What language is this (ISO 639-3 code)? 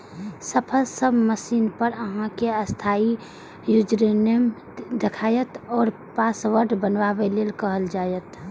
mai